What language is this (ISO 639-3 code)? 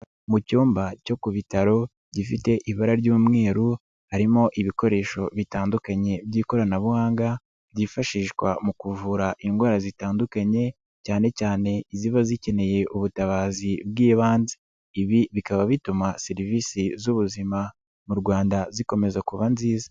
kin